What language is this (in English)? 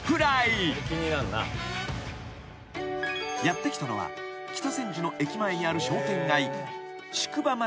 Japanese